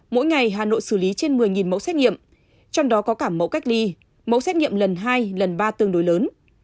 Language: Vietnamese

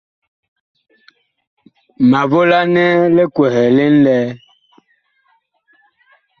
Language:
Bakoko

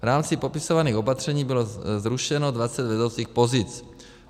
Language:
Czech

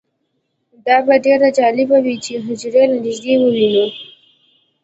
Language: Pashto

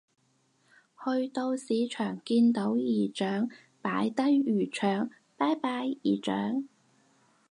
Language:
Cantonese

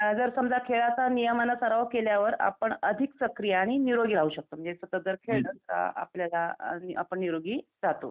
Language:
Marathi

